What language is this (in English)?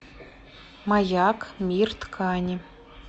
Russian